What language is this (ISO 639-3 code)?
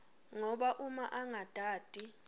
ssw